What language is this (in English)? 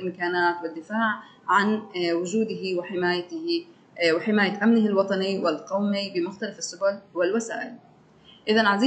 Arabic